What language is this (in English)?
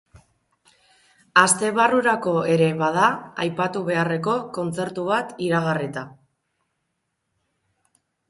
Basque